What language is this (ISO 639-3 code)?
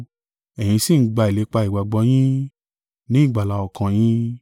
yor